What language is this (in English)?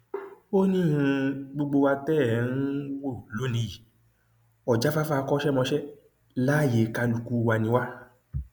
Yoruba